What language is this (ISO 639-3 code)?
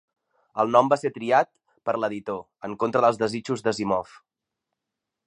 cat